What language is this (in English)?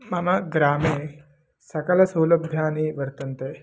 Sanskrit